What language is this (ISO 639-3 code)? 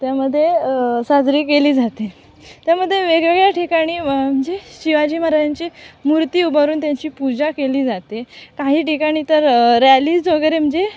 mar